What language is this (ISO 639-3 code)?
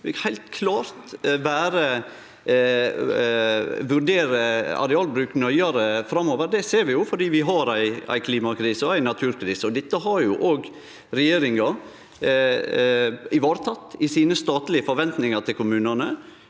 nor